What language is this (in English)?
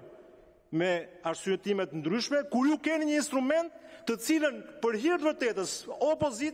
Romanian